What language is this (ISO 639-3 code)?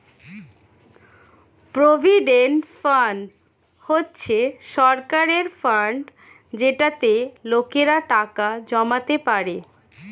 ben